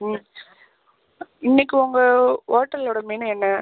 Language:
Tamil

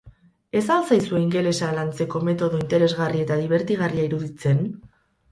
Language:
Basque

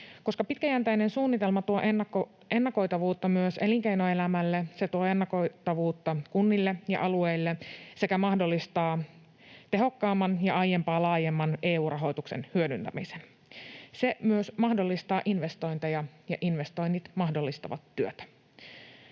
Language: Finnish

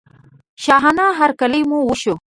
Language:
Pashto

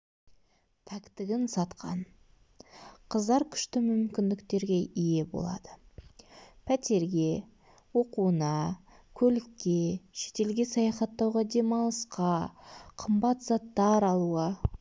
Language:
Kazakh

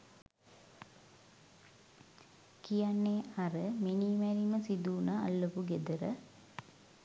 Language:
Sinhala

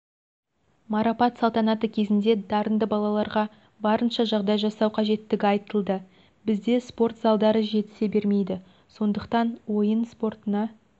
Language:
Kazakh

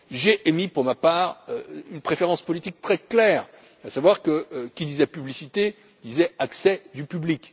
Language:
French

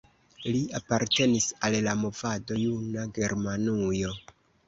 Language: Esperanto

